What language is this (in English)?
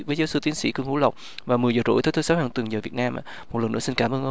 Vietnamese